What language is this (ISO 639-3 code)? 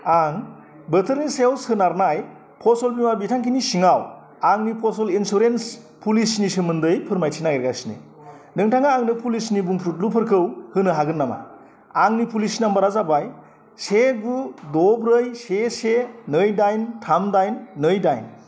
brx